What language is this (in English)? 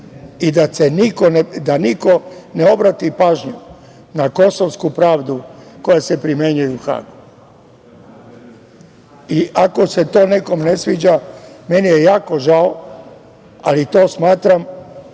Serbian